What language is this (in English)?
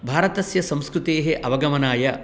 Sanskrit